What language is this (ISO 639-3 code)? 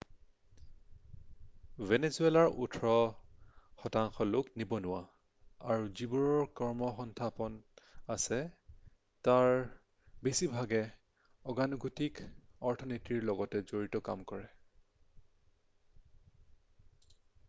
asm